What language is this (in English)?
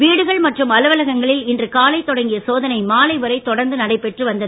Tamil